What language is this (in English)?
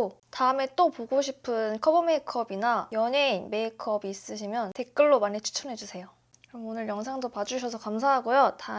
Korean